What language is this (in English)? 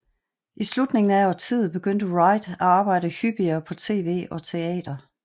Danish